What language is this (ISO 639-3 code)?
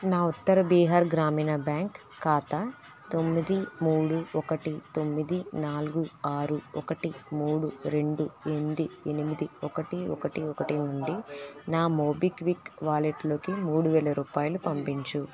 tel